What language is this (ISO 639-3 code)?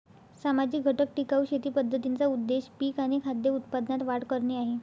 mar